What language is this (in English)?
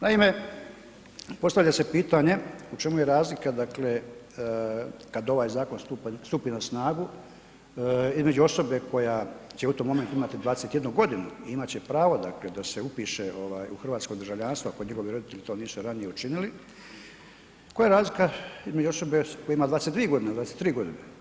Croatian